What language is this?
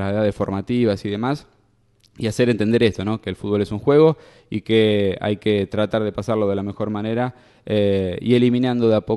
Spanish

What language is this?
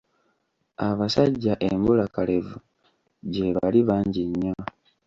Ganda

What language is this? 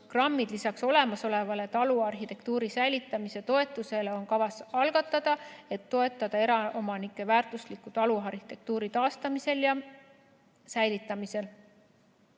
Estonian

